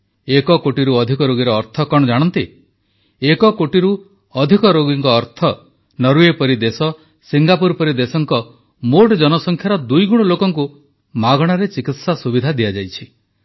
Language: Odia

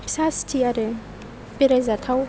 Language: Bodo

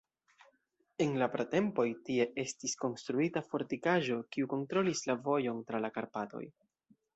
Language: Esperanto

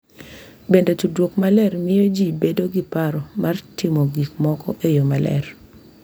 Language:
Luo (Kenya and Tanzania)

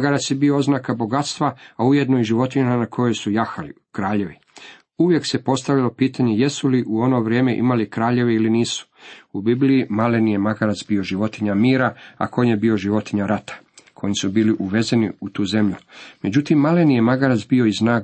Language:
Croatian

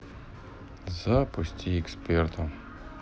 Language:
Russian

